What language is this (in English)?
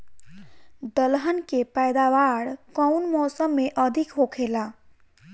Bhojpuri